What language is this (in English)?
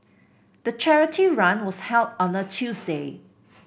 English